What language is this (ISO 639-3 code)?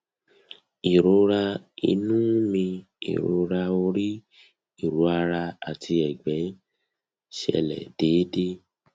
yor